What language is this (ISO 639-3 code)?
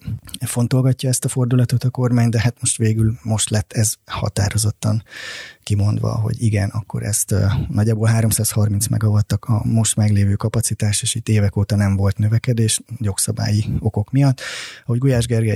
hun